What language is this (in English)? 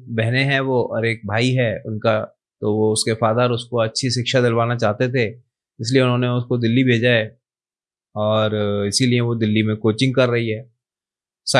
Hindi